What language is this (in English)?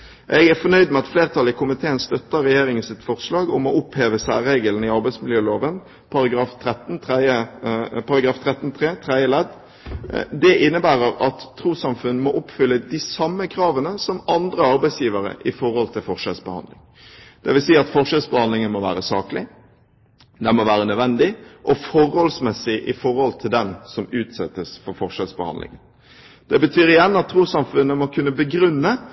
Norwegian Bokmål